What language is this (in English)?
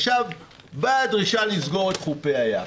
Hebrew